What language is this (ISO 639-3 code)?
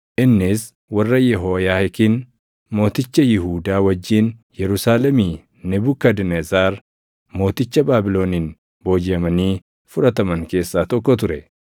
orm